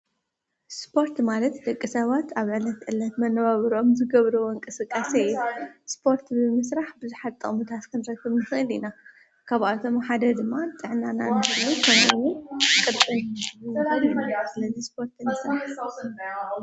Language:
Tigrinya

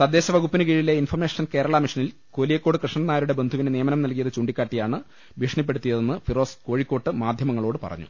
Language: Malayalam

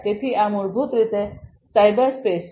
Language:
Gujarati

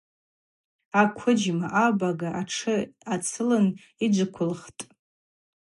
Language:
Abaza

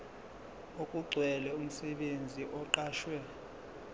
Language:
Zulu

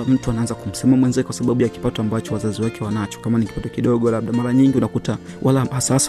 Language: Swahili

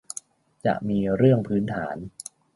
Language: Thai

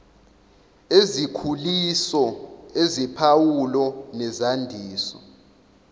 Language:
Zulu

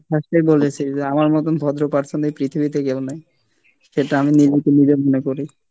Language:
Bangla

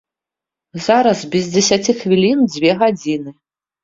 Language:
Belarusian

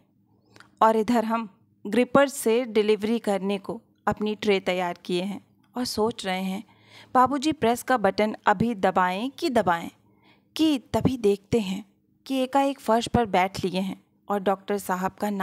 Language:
Hindi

